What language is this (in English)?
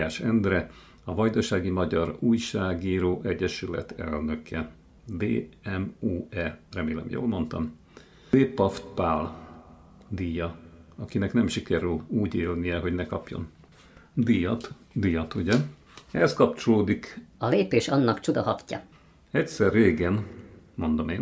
Hungarian